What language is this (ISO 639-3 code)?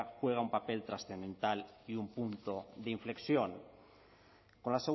spa